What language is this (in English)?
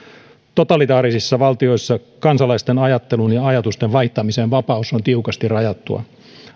Finnish